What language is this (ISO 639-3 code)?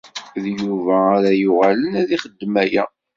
kab